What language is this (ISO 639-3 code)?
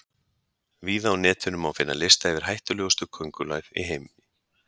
isl